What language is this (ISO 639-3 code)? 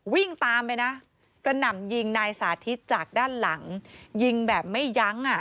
tha